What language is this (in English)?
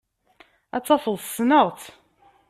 Kabyle